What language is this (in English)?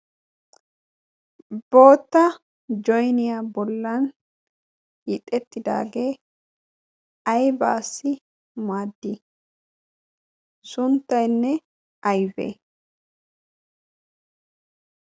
Wolaytta